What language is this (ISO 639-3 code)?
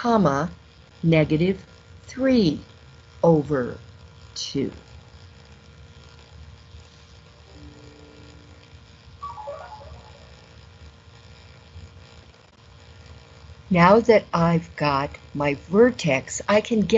eng